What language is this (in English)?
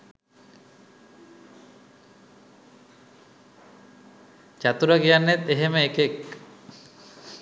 Sinhala